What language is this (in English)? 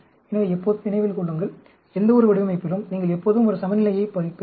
Tamil